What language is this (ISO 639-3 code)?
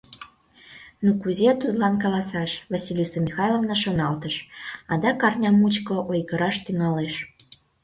chm